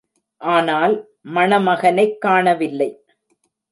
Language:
Tamil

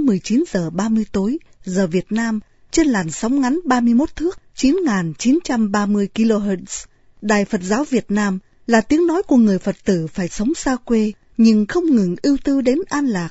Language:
Vietnamese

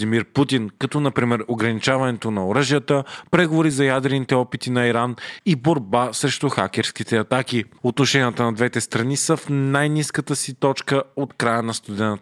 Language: Bulgarian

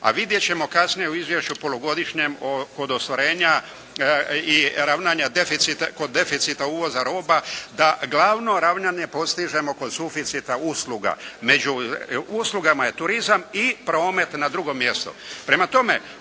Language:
Croatian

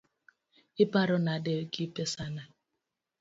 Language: Luo (Kenya and Tanzania)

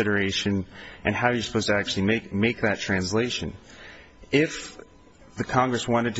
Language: English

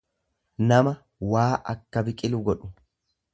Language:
Oromo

